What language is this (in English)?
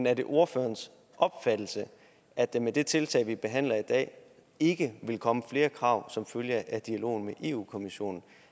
Danish